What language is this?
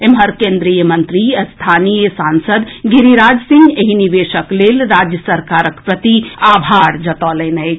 Maithili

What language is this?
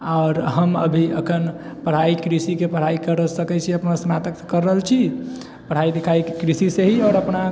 Maithili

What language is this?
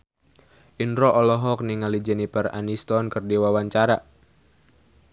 Sundanese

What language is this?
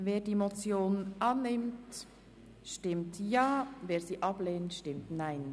Swiss German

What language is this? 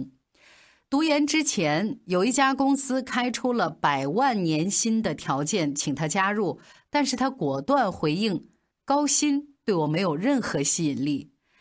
Chinese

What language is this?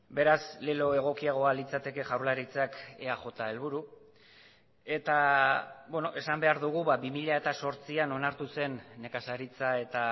Basque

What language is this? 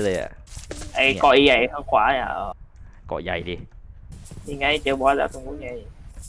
Thai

